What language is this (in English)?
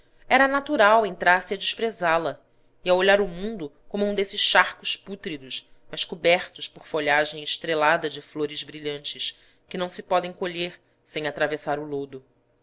Portuguese